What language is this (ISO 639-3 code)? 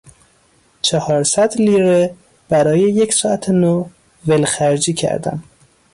fas